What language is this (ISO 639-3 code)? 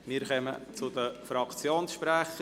gsw